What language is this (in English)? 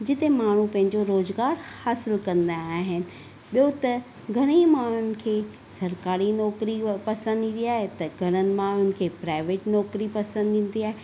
Sindhi